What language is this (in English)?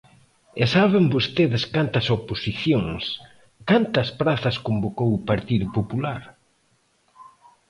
Galician